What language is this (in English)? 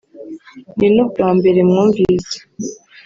Kinyarwanda